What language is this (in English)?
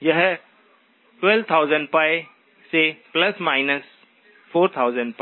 Hindi